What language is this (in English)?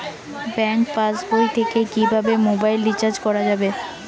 Bangla